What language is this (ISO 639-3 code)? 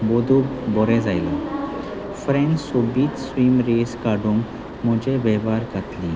kok